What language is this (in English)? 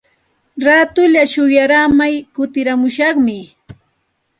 Santa Ana de Tusi Pasco Quechua